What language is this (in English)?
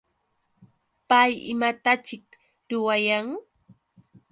Yauyos Quechua